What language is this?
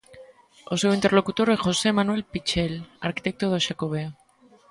Galician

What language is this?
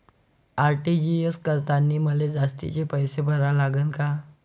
Marathi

